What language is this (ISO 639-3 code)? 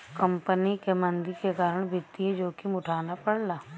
bho